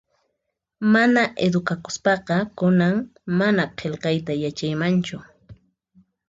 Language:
Puno Quechua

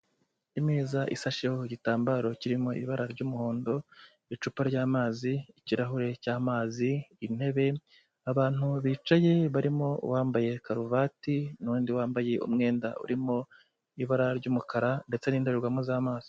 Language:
Kinyarwanda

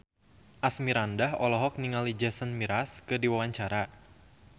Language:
Sundanese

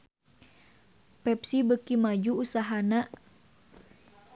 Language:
Sundanese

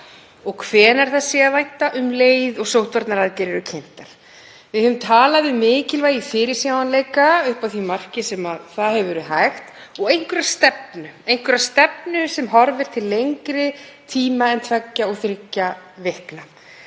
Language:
Icelandic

